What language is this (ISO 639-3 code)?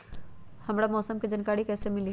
mag